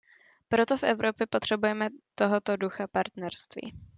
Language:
Czech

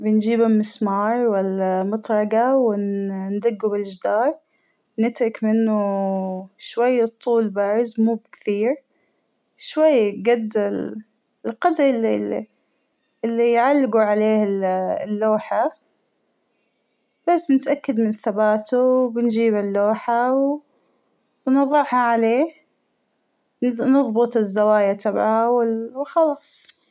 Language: Hijazi Arabic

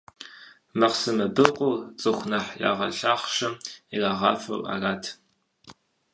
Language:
Kabardian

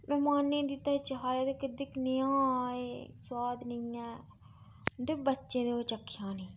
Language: Dogri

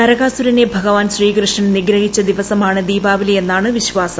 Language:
Malayalam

